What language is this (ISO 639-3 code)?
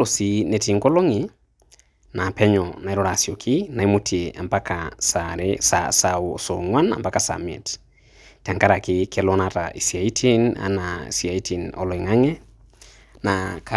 mas